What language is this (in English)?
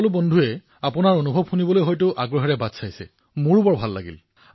Assamese